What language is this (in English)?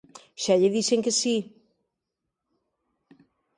Galician